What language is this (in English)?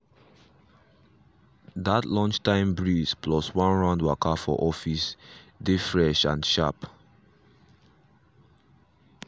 Nigerian Pidgin